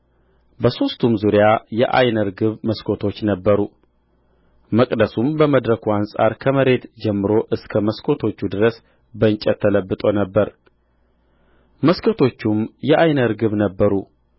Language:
Amharic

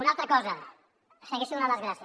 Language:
Catalan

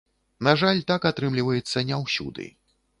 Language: Belarusian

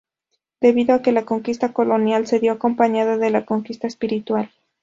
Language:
Spanish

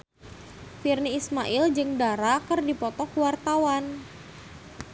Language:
Sundanese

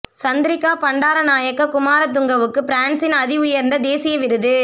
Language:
Tamil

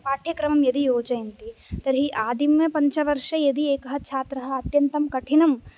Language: Sanskrit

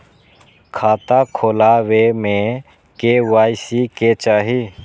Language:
Maithili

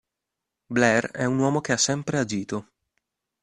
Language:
Italian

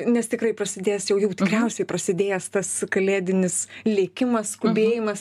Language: Lithuanian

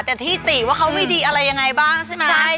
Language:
Thai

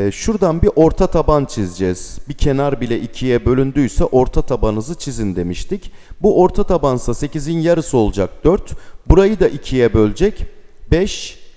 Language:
Turkish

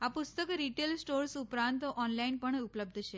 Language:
Gujarati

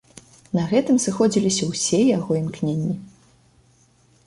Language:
Belarusian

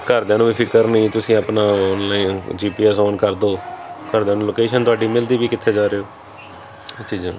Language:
Punjabi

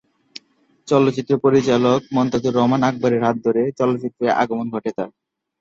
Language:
Bangla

